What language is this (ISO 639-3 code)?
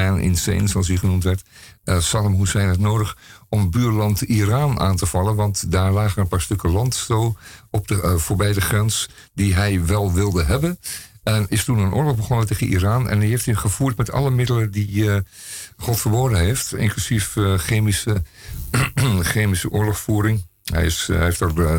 nld